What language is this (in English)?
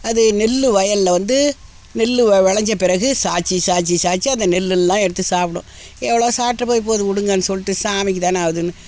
Tamil